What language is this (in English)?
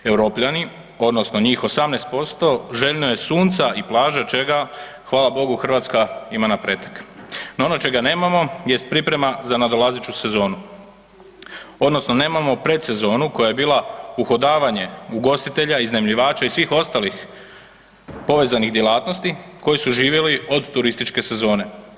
Croatian